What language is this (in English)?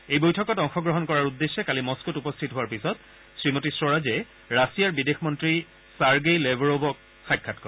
Assamese